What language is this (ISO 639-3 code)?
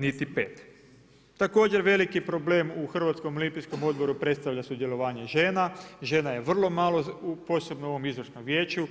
hrv